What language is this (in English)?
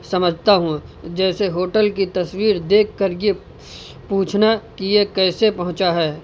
Urdu